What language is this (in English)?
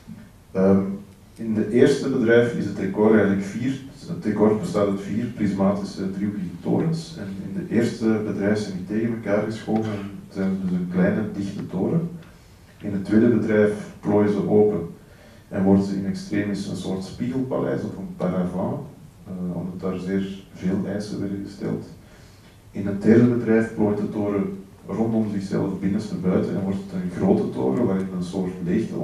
Dutch